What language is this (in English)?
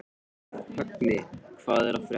Icelandic